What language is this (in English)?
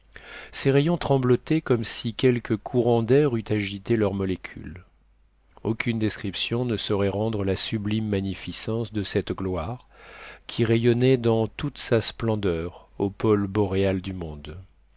French